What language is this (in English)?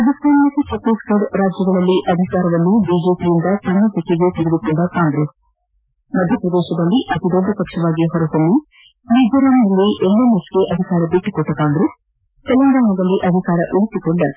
Kannada